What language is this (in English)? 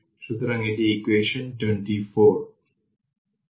Bangla